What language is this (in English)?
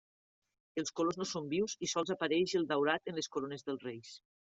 Catalan